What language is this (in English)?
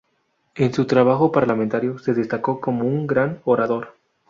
Spanish